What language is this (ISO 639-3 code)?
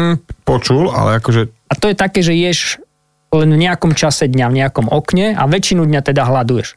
slk